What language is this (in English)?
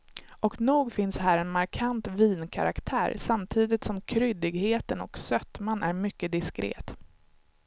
Swedish